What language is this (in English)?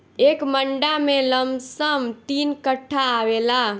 Bhojpuri